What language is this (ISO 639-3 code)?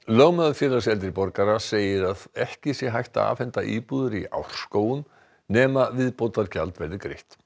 isl